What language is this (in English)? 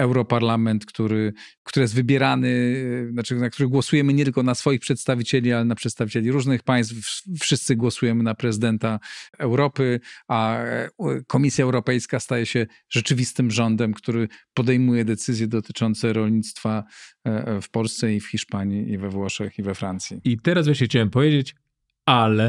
Polish